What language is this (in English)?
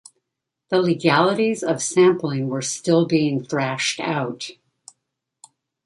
English